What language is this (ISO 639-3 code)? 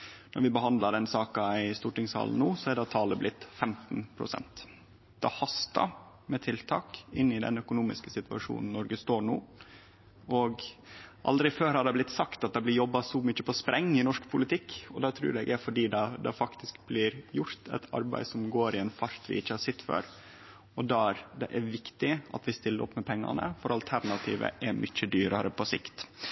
nno